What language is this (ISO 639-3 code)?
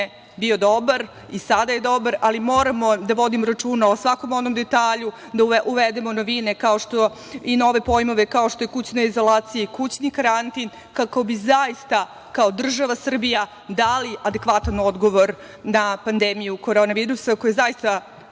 srp